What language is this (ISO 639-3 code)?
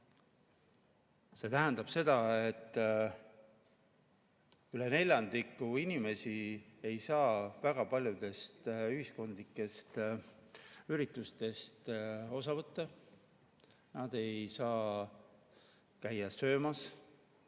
est